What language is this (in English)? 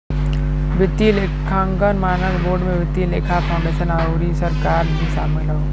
Bhojpuri